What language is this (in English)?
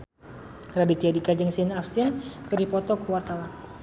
Sundanese